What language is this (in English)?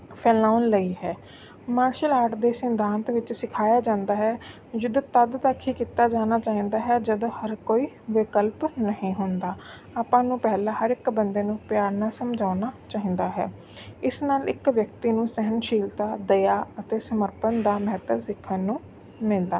Punjabi